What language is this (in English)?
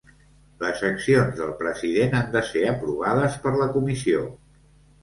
Catalan